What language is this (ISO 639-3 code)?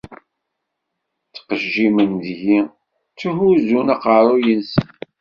kab